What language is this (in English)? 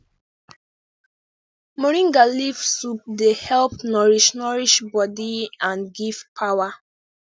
Nigerian Pidgin